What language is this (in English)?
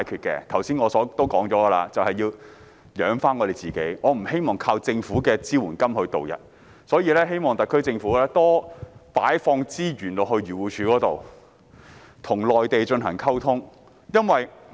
Cantonese